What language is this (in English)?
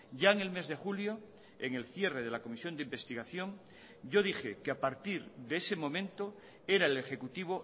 Spanish